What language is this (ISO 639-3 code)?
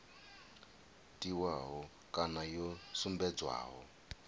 ven